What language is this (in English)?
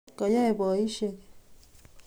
Kalenjin